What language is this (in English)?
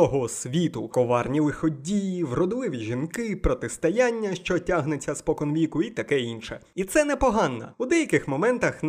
Ukrainian